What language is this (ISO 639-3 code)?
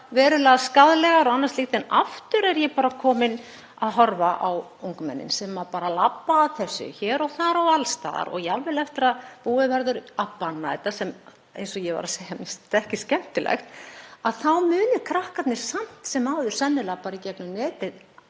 isl